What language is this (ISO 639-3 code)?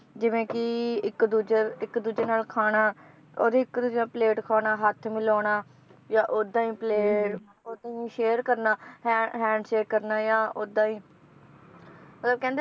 pan